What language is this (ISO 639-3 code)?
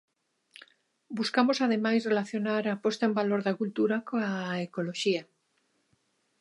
glg